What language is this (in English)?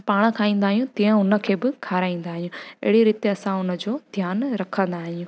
Sindhi